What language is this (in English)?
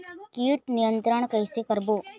Chhattisgarhi